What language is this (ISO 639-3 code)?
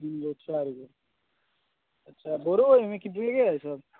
mai